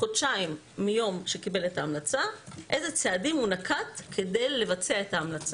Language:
Hebrew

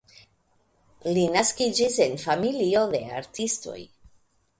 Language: Esperanto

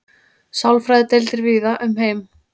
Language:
Icelandic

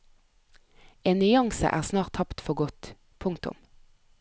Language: Norwegian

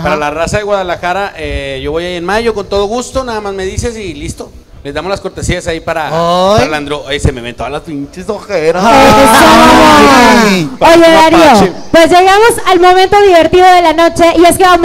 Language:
Spanish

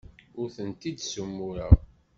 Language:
Kabyle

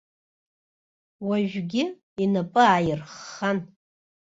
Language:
Abkhazian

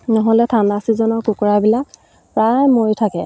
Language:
Assamese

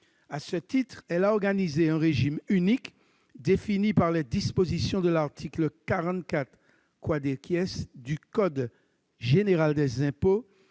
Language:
French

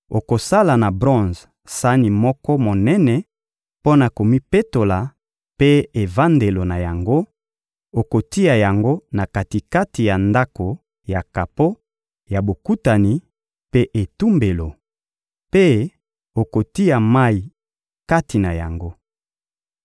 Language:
Lingala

